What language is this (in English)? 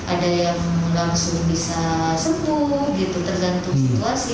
Indonesian